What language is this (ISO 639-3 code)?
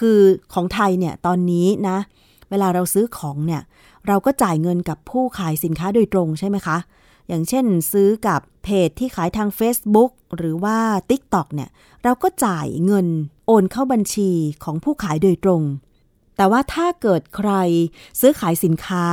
tha